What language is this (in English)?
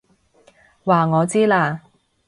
Cantonese